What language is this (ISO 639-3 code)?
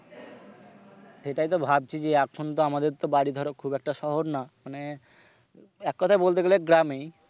ben